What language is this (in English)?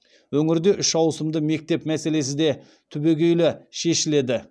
Kazakh